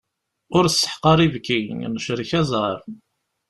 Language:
Kabyle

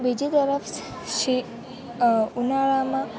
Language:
Gujarati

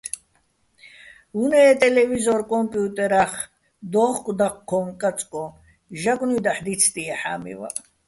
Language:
Bats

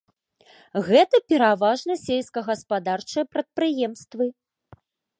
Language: Belarusian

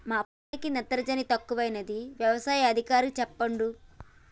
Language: Telugu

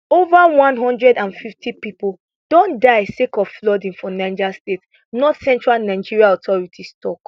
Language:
Nigerian Pidgin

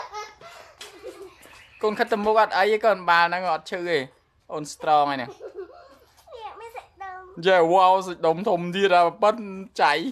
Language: Thai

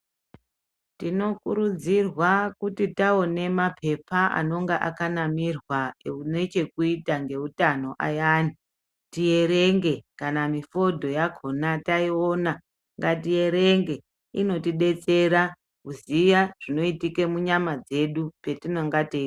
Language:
Ndau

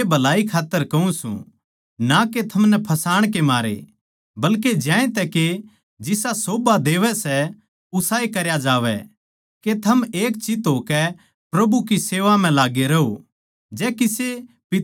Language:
Haryanvi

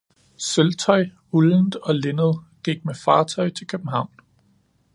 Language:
Danish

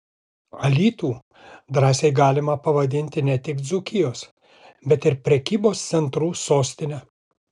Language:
Lithuanian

